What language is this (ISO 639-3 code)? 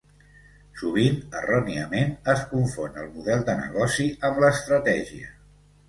cat